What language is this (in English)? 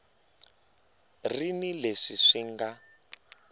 Tsonga